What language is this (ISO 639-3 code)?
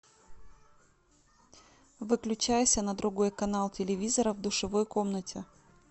rus